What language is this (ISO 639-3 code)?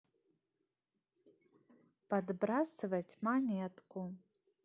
rus